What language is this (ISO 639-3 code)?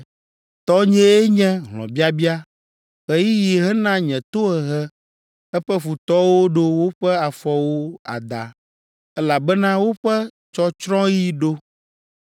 ewe